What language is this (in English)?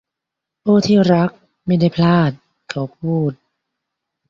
Thai